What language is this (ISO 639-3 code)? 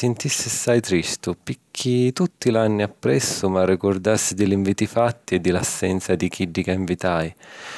scn